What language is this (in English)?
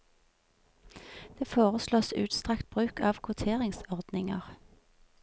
Norwegian